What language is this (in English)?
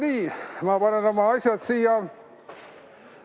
Estonian